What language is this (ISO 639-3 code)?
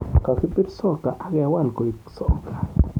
kln